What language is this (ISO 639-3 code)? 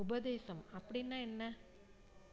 tam